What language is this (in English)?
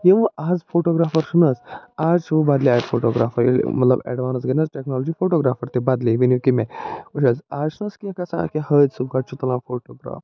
Kashmiri